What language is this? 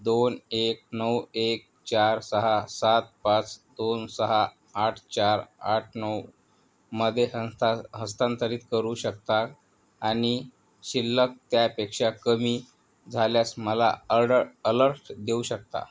Marathi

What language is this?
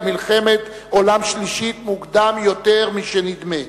Hebrew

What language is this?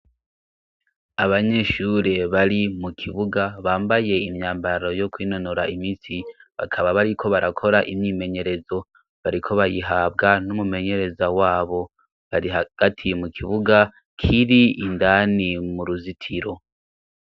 Rundi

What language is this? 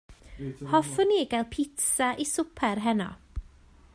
Welsh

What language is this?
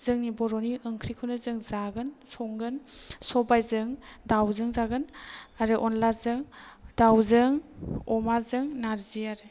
Bodo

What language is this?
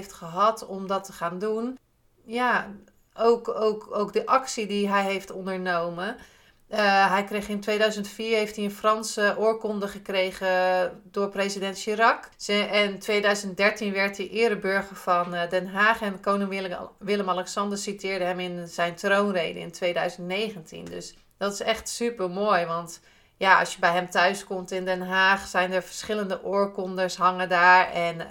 Dutch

